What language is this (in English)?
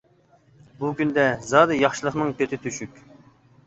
Uyghur